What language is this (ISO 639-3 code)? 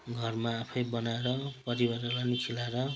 nep